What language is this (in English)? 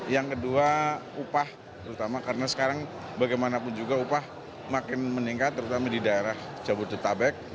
Indonesian